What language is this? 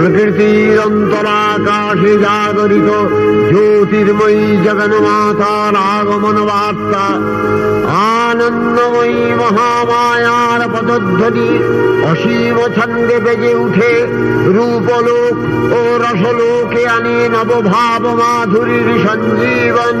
Bangla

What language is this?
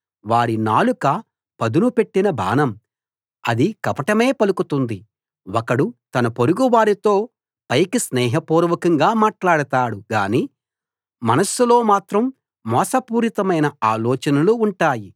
Telugu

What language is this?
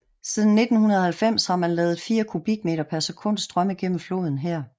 Danish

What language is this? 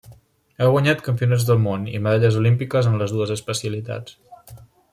Catalan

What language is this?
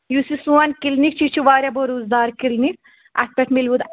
Kashmiri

